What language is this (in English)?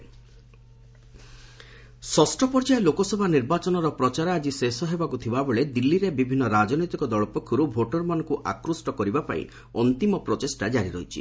Odia